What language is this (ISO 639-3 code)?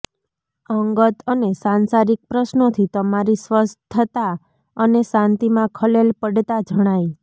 guj